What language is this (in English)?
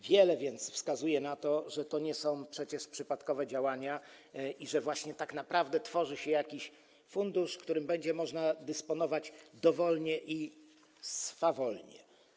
Polish